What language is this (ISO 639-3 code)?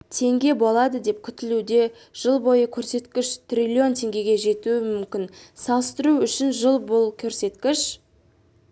kaz